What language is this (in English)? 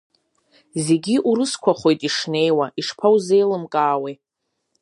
Abkhazian